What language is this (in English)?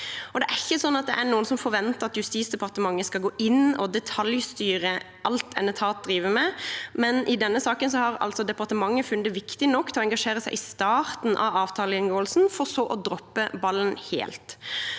Norwegian